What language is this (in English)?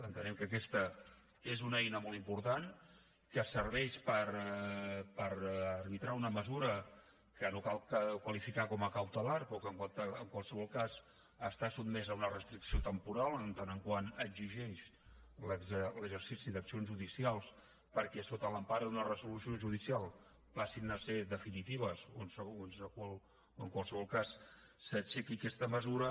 Catalan